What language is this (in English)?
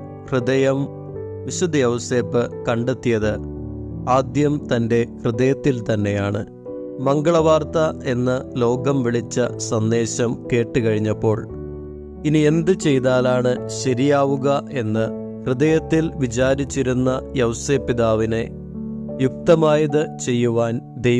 Malayalam